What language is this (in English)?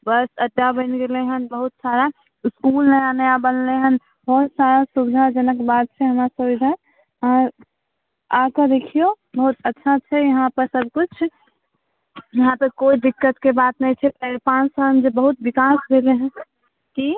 Maithili